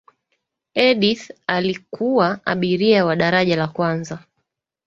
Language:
Swahili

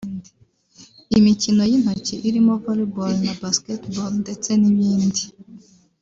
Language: Kinyarwanda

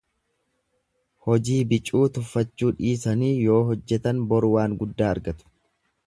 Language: Oromo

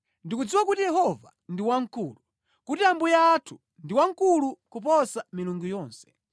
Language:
Nyanja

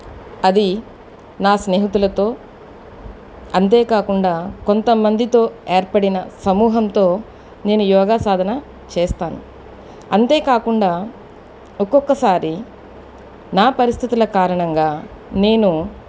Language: Telugu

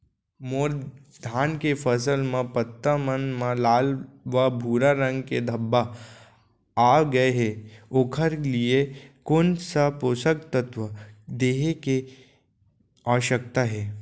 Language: Chhattisgarhi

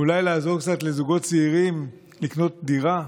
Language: Hebrew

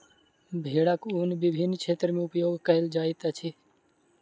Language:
Maithili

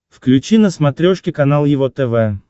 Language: Russian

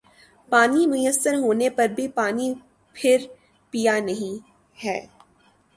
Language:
Urdu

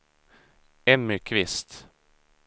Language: Swedish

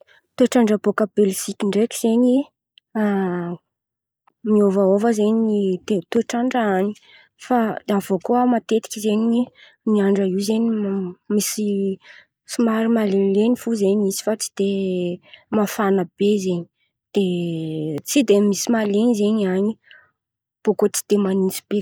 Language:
Antankarana Malagasy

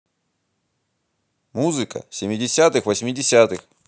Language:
Russian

